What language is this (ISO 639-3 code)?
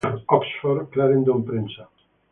spa